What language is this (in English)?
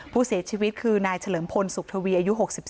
Thai